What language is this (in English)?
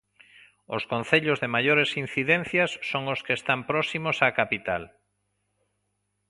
Galician